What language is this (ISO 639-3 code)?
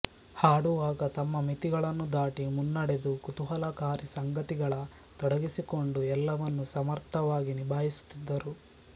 kan